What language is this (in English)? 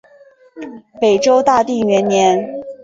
Chinese